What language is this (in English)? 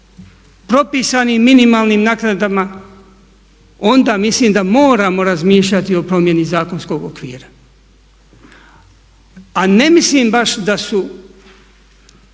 Croatian